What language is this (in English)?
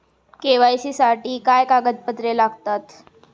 Marathi